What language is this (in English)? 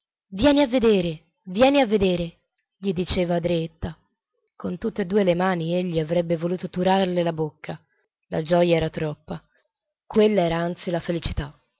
Italian